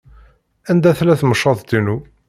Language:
Kabyle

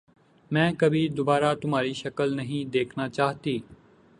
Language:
Urdu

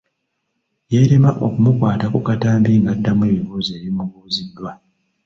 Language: Ganda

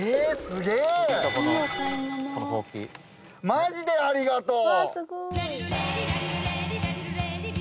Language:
Japanese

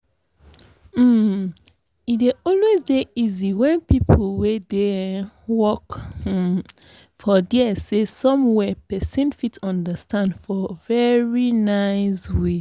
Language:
Nigerian Pidgin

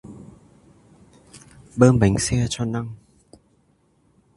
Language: Vietnamese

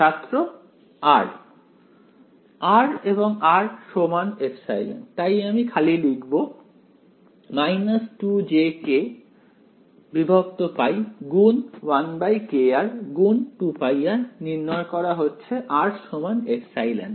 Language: Bangla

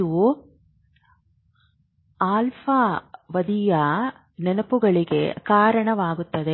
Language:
Kannada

